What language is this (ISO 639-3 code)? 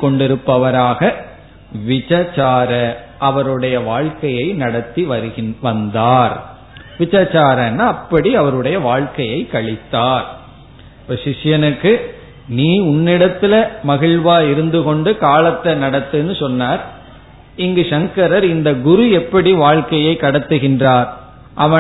tam